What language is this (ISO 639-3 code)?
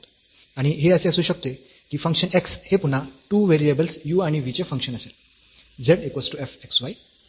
mar